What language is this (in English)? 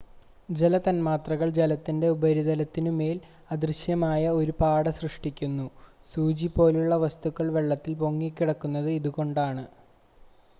Malayalam